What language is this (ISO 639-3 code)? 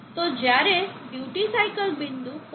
guj